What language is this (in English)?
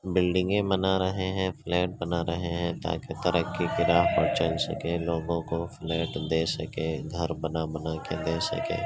Urdu